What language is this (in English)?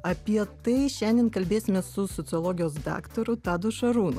Lithuanian